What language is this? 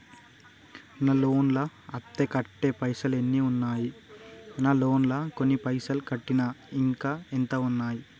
Telugu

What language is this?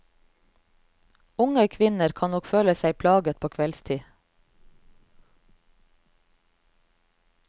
Norwegian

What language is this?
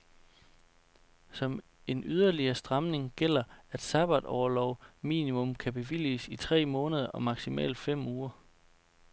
Danish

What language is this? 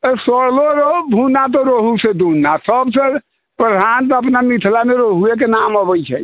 Maithili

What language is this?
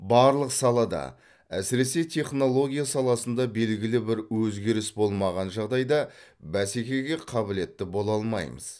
Kazakh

